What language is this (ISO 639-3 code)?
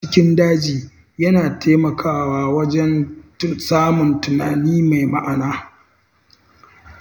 hau